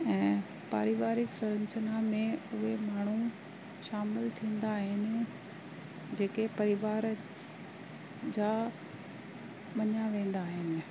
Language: Sindhi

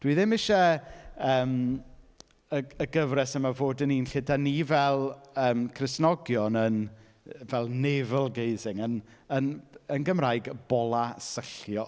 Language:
Welsh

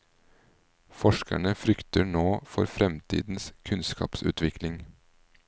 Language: Norwegian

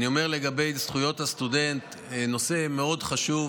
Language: Hebrew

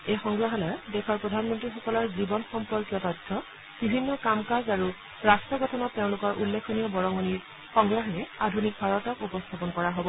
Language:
Assamese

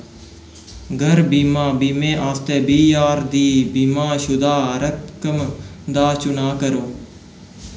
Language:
Dogri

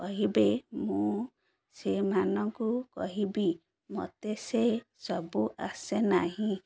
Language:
Odia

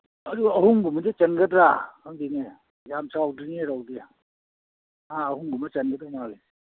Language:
Manipuri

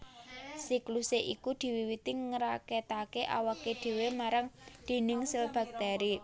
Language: Javanese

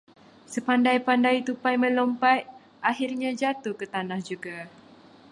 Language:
Malay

